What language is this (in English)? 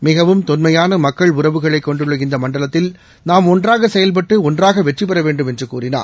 Tamil